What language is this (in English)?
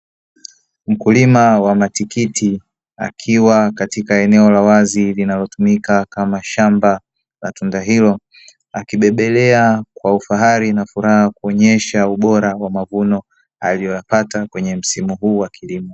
Swahili